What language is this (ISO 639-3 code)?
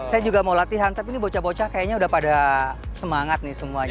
ind